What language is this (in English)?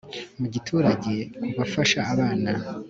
Kinyarwanda